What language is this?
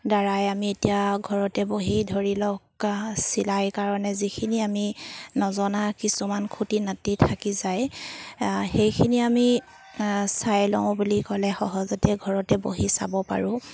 Assamese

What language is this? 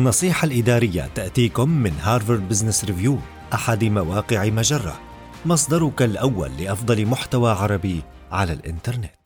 Arabic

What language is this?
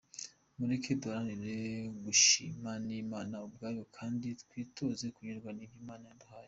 Kinyarwanda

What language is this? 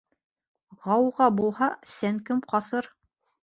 Bashkir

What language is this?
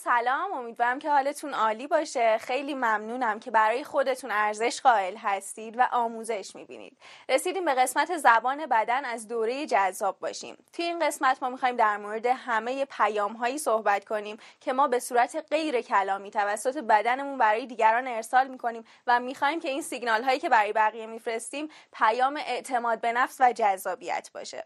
Persian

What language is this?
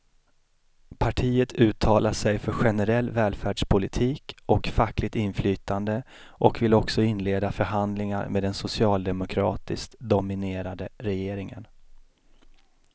Swedish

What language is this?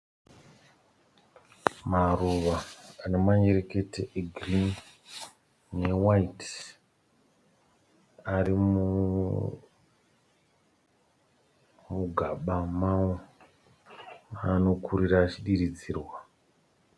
Shona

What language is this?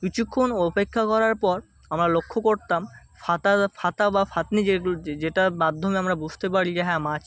Bangla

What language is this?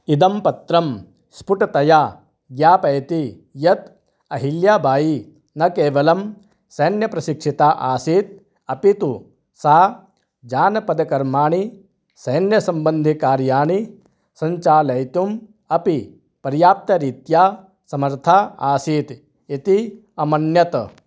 Sanskrit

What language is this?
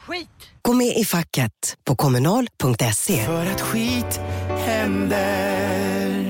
Swedish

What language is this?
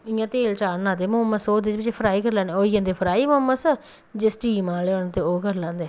Dogri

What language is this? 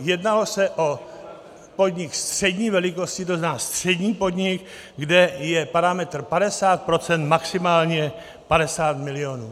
Czech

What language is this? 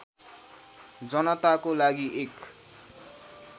Nepali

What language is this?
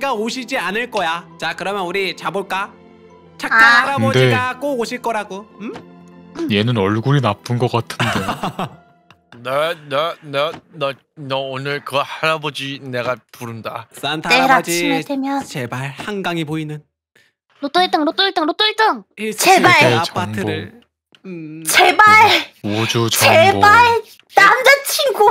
Korean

